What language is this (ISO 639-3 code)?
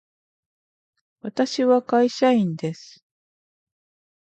jpn